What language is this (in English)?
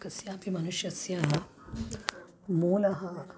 Sanskrit